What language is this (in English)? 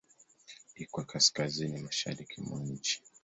Swahili